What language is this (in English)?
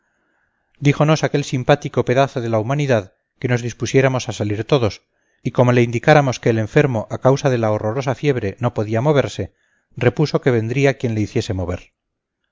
Spanish